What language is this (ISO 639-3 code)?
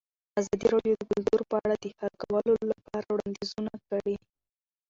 pus